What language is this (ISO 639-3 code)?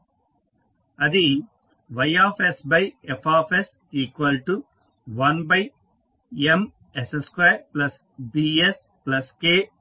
tel